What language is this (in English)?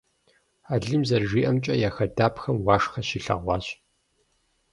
Kabardian